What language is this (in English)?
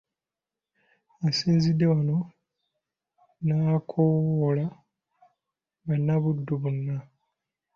Ganda